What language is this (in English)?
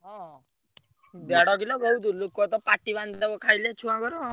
Odia